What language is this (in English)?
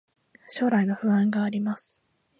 Japanese